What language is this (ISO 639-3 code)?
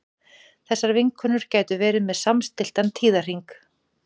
isl